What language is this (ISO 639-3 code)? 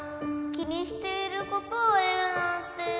jpn